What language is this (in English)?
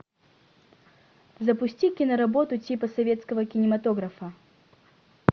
Russian